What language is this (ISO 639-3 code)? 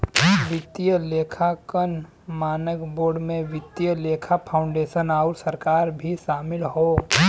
bho